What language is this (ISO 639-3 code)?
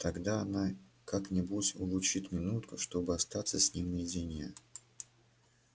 rus